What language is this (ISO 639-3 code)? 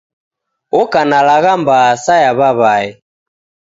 dav